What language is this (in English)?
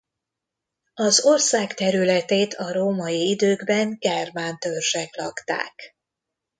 Hungarian